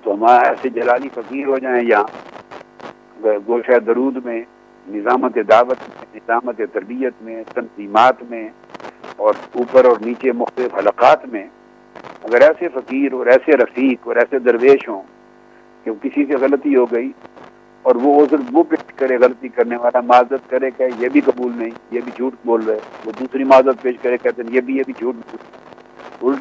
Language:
Urdu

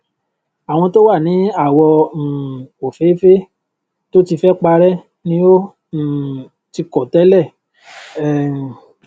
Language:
Yoruba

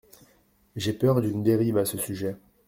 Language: French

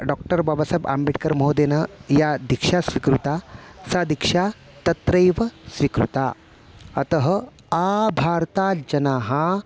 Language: Sanskrit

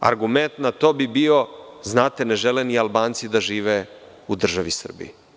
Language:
Serbian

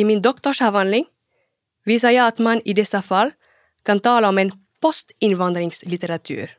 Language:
Swedish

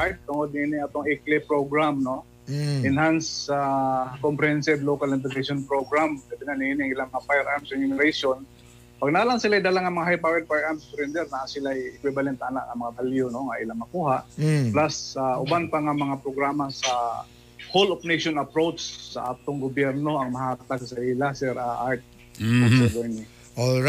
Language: Filipino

